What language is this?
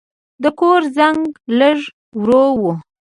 Pashto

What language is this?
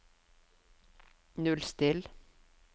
Norwegian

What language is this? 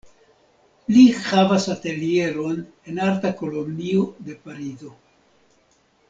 Esperanto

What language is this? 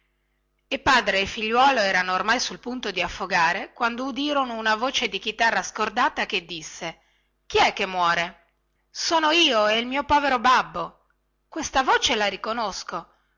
Italian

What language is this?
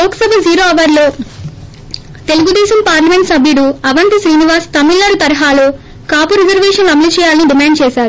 Telugu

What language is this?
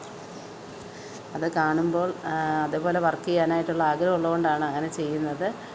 Malayalam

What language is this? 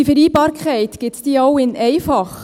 Swiss German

